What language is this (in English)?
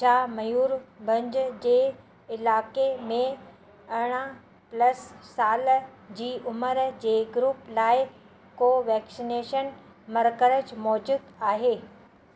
Sindhi